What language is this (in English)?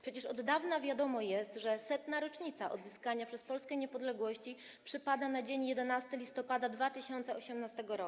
Polish